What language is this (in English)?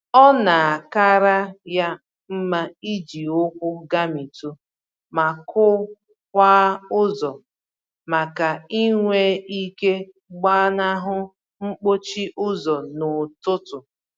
Igbo